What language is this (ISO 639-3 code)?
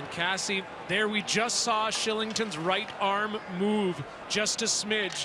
eng